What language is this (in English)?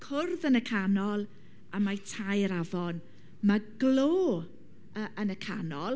Welsh